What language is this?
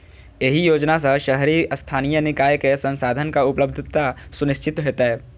Maithili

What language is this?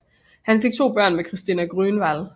Danish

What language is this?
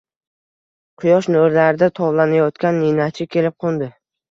Uzbek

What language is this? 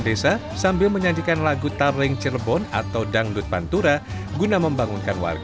Indonesian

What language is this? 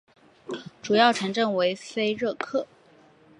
Chinese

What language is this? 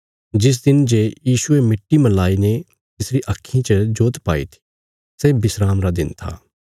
Bilaspuri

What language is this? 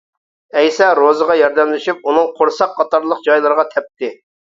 Uyghur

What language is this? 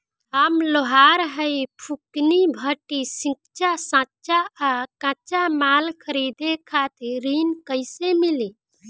Bhojpuri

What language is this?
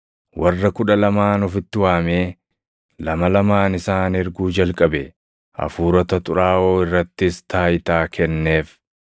Oromo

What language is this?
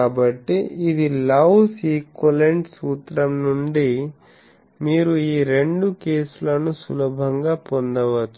Telugu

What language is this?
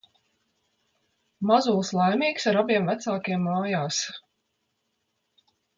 Latvian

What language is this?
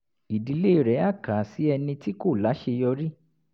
Yoruba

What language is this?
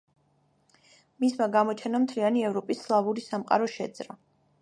Georgian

